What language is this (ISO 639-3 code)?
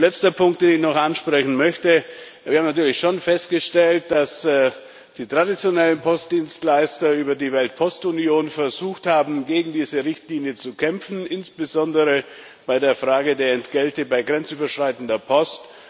deu